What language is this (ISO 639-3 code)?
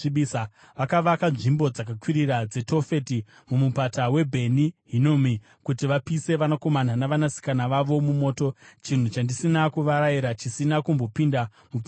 sna